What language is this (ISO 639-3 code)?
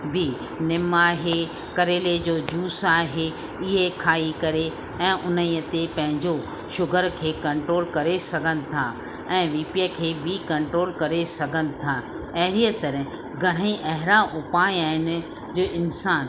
snd